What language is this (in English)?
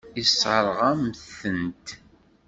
Kabyle